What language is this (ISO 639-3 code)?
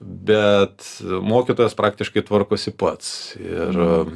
lit